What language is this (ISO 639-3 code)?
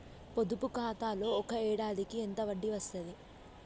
tel